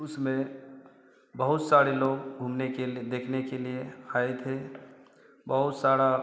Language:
Hindi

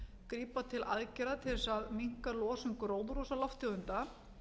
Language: Icelandic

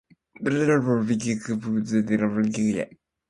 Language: Japanese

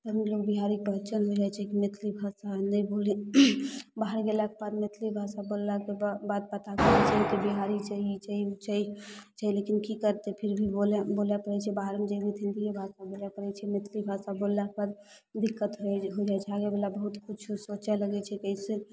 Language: Maithili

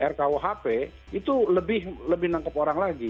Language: Indonesian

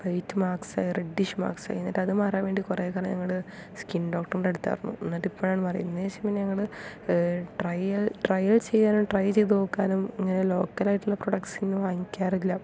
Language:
Malayalam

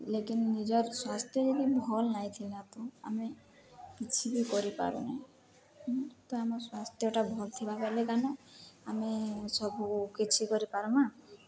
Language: Odia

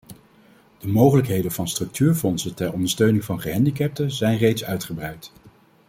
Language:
Dutch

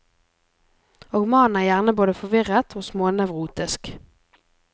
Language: Norwegian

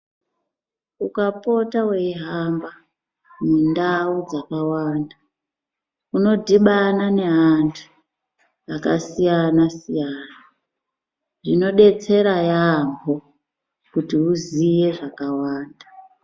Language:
Ndau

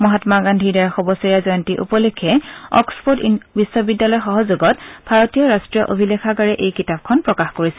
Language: Assamese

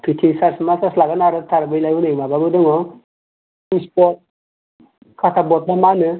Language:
Bodo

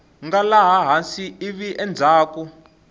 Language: Tsonga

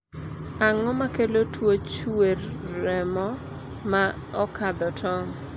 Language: Luo (Kenya and Tanzania)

